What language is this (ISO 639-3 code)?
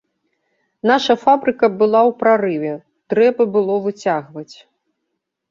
bel